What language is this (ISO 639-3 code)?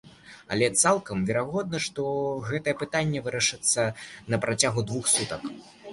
bel